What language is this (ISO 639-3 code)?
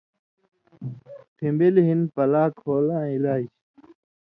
mvy